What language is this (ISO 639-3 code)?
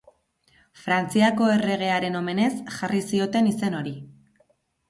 eus